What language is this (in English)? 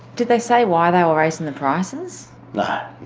English